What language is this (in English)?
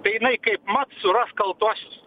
Lithuanian